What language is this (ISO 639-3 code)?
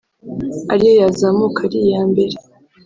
kin